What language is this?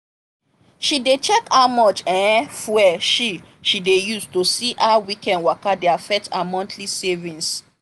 Nigerian Pidgin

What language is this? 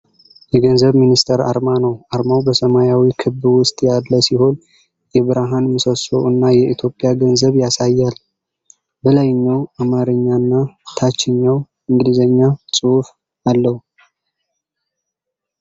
Amharic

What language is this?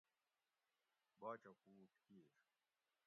Gawri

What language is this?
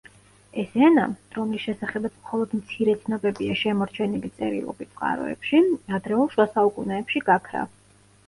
Georgian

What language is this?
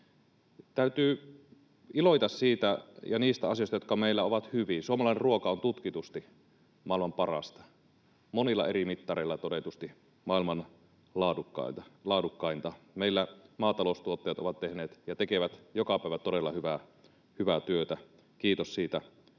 Finnish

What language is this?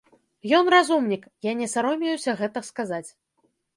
Belarusian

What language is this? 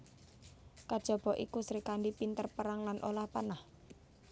Javanese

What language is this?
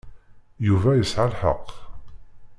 Kabyle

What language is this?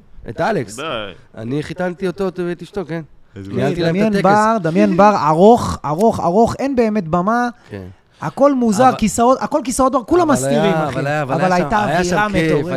Hebrew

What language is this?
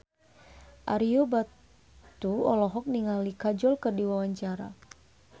Sundanese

